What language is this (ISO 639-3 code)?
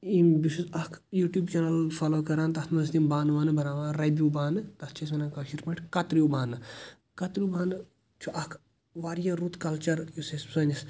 kas